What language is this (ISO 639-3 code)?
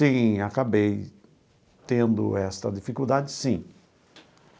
por